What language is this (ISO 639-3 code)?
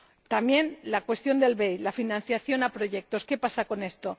spa